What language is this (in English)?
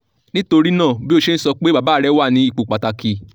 Yoruba